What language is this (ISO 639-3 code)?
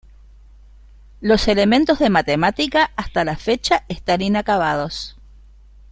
spa